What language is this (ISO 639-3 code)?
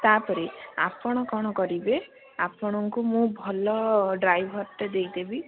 ori